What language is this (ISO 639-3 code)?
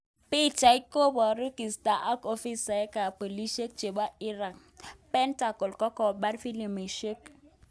kln